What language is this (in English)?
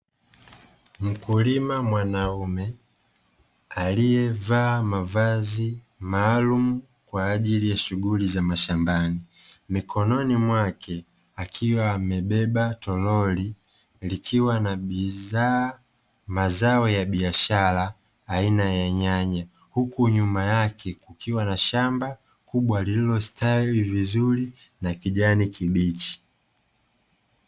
Swahili